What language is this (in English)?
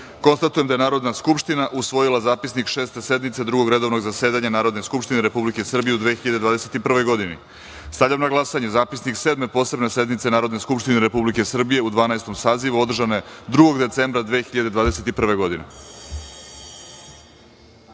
Serbian